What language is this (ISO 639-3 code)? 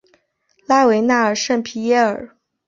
zho